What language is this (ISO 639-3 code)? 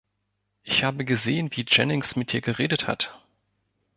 deu